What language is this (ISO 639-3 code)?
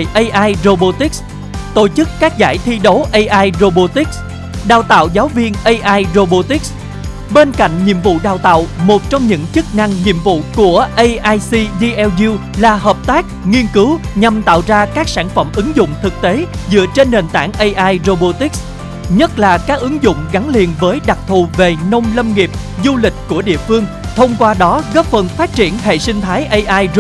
vie